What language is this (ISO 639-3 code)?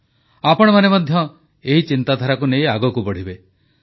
ori